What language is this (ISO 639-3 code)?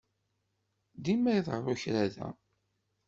kab